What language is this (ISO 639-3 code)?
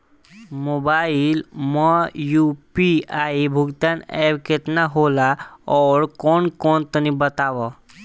bho